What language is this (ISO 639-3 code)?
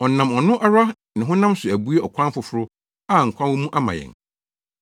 aka